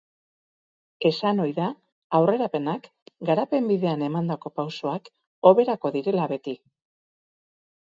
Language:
Basque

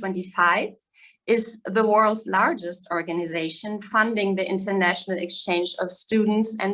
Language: English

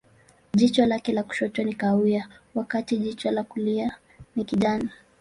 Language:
Swahili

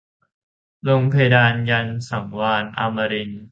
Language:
Thai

